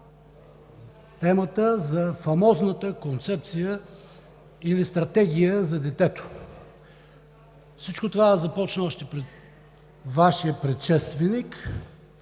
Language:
Bulgarian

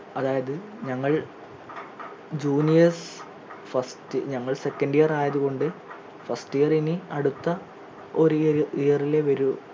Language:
Malayalam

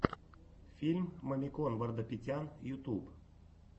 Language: Russian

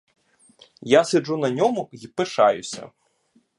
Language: Ukrainian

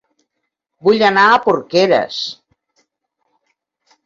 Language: Catalan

